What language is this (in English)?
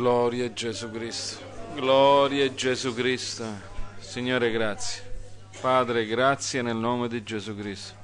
Italian